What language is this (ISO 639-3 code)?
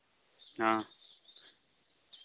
sat